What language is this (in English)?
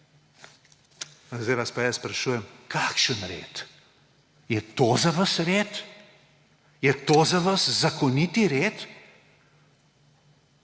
Slovenian